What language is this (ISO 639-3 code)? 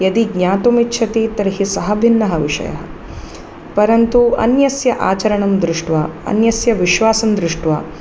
san